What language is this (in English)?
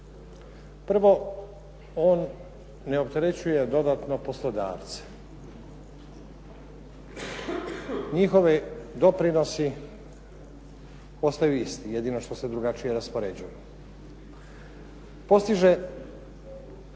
Croatian